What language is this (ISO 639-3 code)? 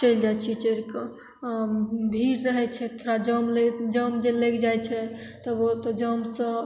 mai